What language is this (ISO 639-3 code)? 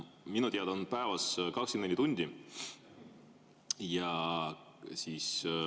est